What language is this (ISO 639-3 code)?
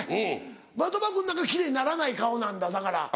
jpn